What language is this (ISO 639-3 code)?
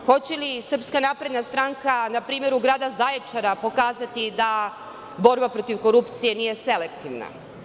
srp